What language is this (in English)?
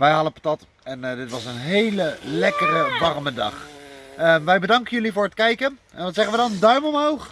Dutch